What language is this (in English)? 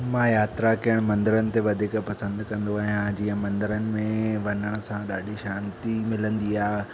Sindhi